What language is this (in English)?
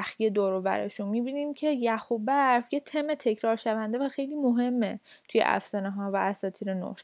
Persian